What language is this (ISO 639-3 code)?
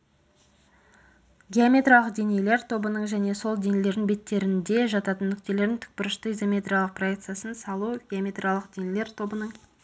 kaz